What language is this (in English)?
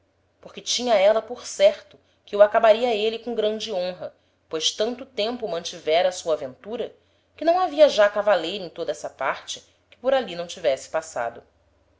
Portuguese